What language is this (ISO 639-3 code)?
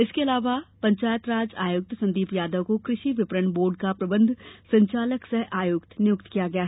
hin